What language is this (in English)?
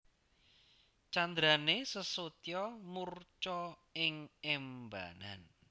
Javanese